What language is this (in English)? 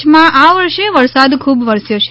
Gujarati